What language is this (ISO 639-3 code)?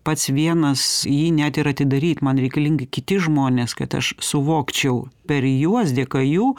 lit